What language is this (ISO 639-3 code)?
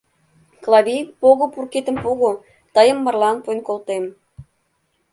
chm